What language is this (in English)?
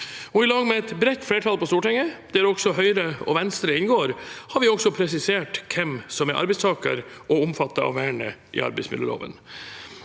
Norwegian